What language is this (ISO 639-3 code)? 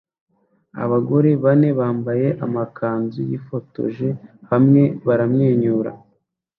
kin